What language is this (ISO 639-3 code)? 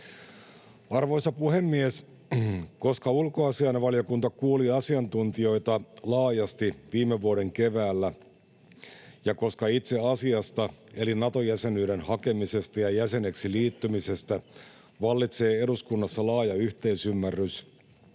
fin